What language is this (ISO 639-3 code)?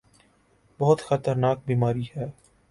urd